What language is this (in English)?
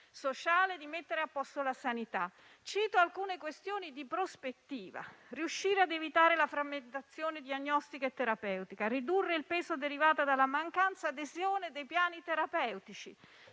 Italian